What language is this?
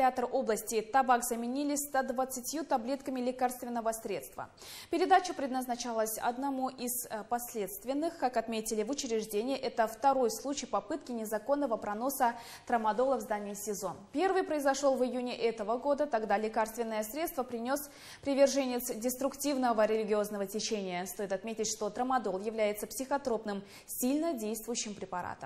Russian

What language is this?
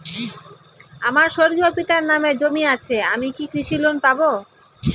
Bangla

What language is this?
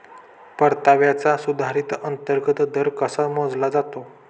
Marathi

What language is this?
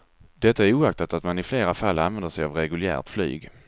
Swedish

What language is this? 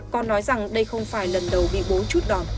Vietnamese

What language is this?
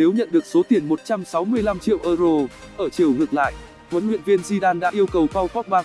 Vietnamese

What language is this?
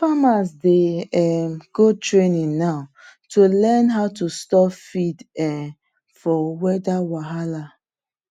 Nigerian Pidgin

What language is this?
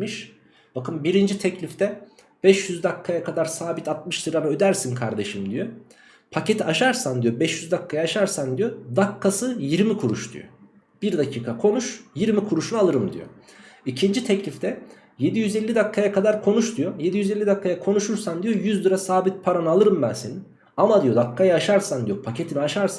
Turkish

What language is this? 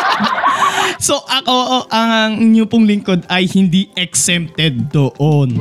Filipino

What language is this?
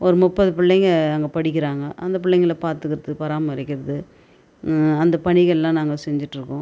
Tamil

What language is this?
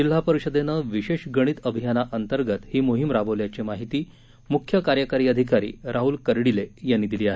Marathi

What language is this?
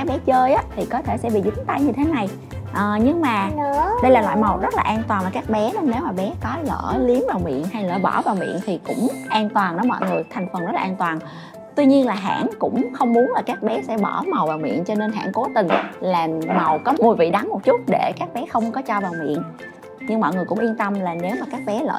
Vietnamese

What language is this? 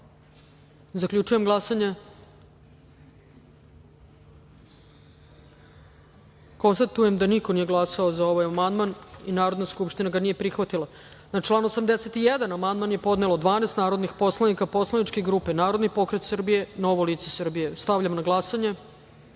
Serbian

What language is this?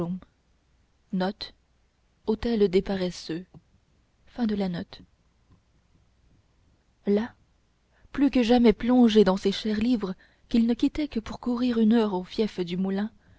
French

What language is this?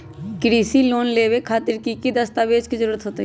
Magahi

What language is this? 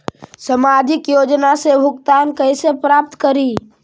Magahi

